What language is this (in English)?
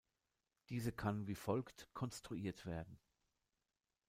German